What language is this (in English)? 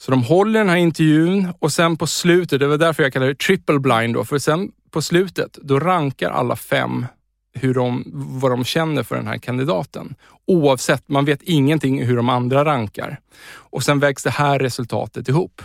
Swedish